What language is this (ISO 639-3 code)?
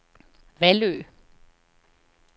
dan